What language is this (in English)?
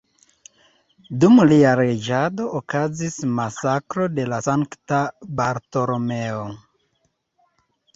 Esperanto